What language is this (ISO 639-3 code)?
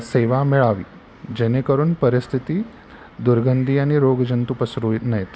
mar